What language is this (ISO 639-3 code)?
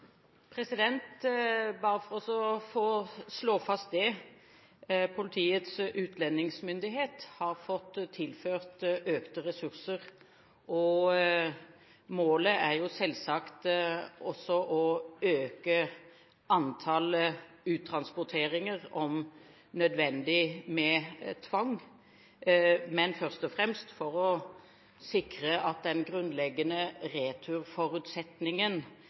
nob